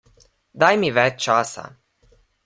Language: Slovenian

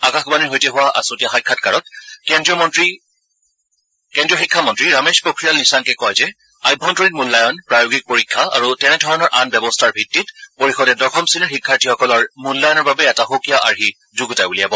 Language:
Assamese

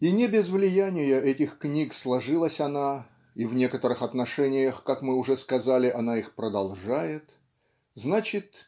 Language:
Russian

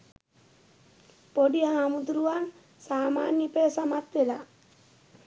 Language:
Sinhala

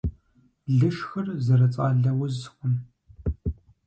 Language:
Kabardian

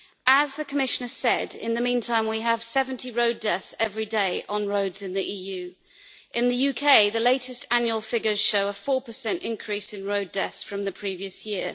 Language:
English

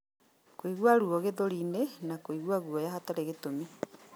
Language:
Kikuyu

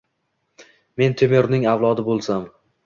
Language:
Uzbek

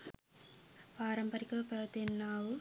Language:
Sinhala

